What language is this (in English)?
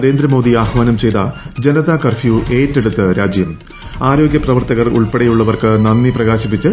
Malayalam